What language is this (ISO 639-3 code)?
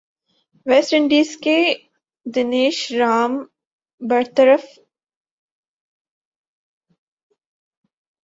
urd